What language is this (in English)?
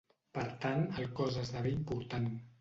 Catalan